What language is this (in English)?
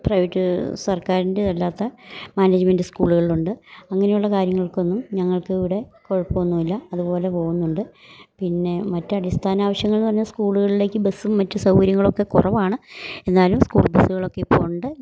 Malayalam